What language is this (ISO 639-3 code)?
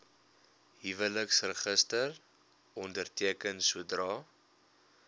afr